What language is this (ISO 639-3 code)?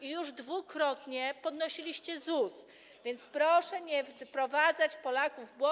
pol